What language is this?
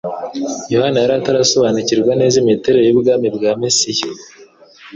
Kinyarwanda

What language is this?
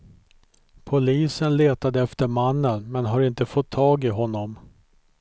Swedish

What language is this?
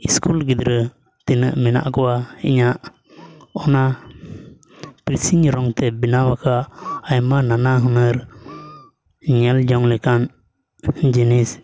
Santali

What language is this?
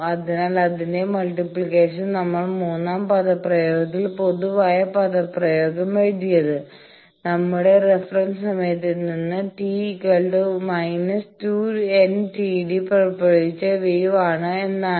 Malayalam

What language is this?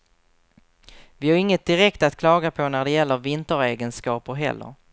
Swedish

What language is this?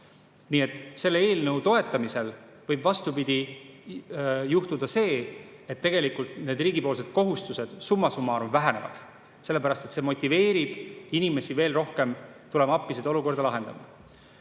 Estonian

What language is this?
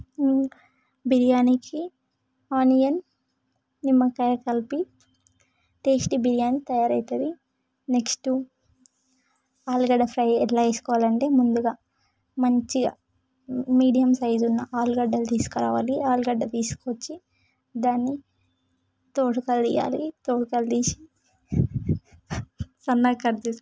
Telugu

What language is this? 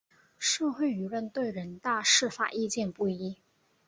Chinese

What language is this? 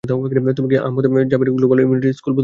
Bangla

